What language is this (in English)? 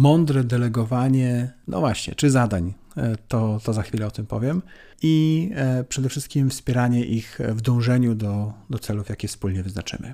Polish